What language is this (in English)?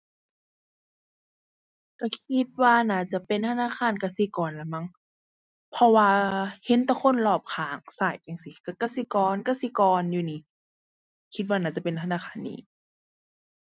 Thai